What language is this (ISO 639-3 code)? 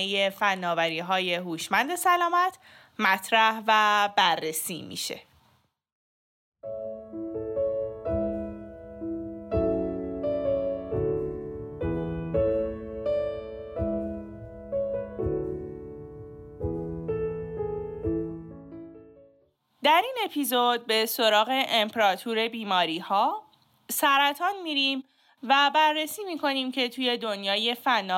fas